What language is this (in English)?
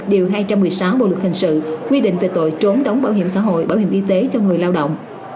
Vietnamese